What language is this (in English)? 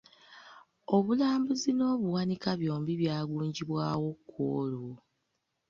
Ganda